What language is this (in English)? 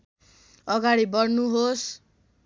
Nepali